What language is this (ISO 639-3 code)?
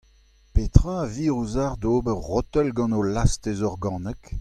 bre